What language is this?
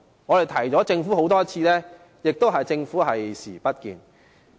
Cantonese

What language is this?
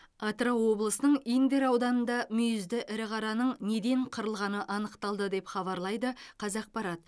Kazakh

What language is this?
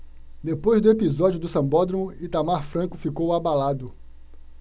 Portuguese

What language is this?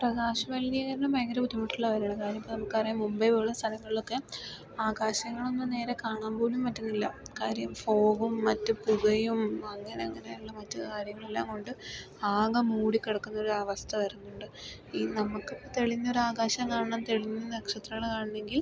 Malayalam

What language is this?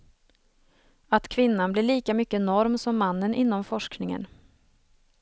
Swedish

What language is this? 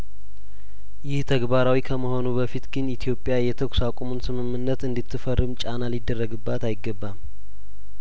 Amharic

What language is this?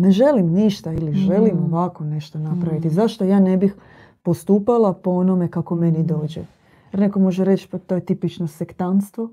Croatian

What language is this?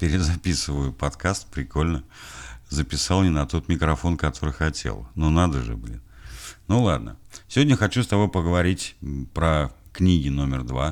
Russian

